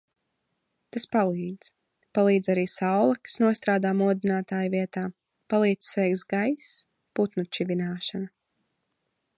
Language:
Latvian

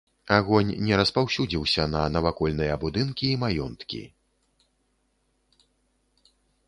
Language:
Belarusian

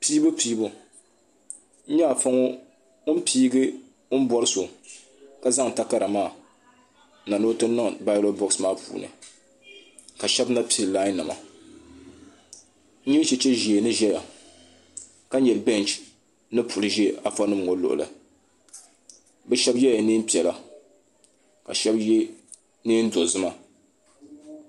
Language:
Dagbani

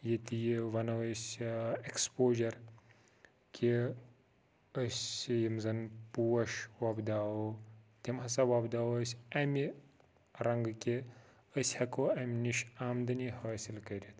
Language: Kashmiri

